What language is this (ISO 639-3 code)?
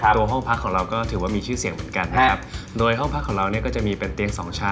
tha